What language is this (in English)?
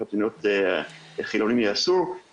Hebrew